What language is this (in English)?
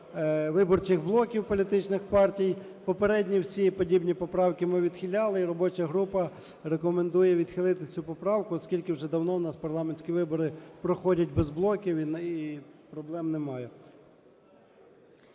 Ukrainian